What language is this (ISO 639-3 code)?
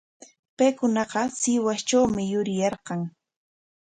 qwa